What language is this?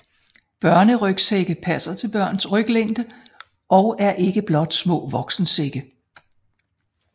Danish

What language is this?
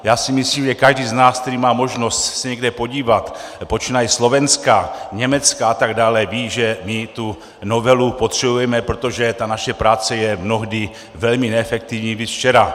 Czech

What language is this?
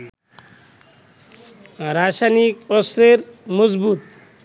Bangla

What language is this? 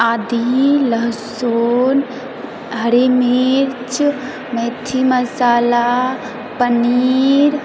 Maithili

